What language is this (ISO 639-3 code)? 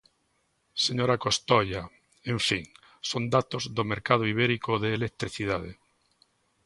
glg